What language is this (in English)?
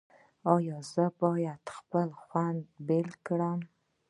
Pashto